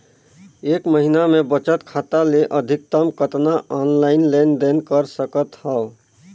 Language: Chhattisgarhi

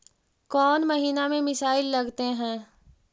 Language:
Magahi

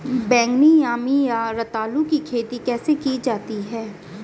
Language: Hindi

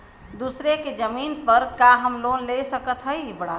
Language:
Bhojpuri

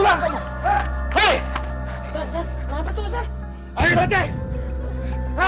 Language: Indonesian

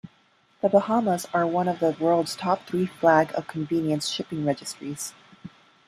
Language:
English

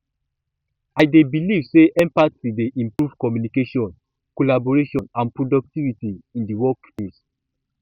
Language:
Nigerian Pidgin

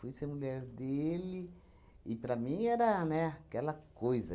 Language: Portuguese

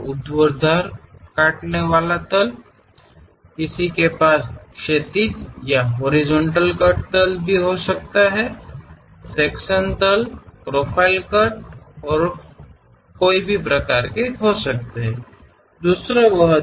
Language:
Kannada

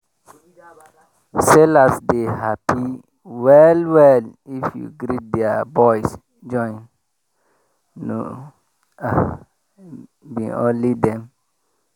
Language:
Nigerian Pidgin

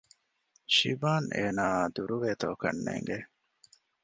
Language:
Divehi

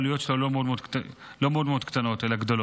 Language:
Hebrew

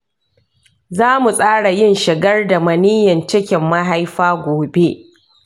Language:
Hausa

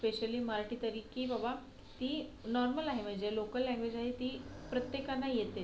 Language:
Marathi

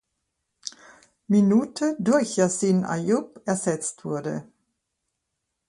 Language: German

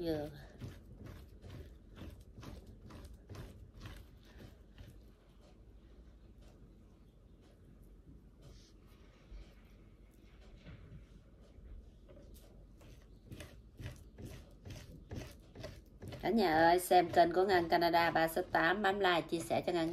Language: Vietnamese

